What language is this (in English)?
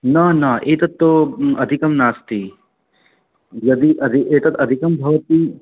Sanskrit